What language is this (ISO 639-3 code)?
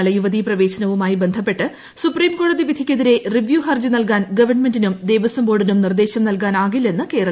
mal